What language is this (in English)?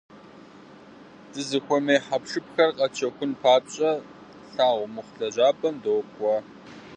Kabardian